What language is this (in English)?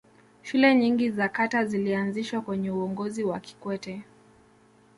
Swahili